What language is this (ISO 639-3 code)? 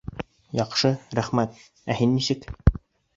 bak